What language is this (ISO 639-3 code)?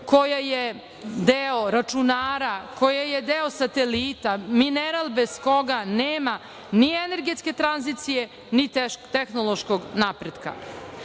srp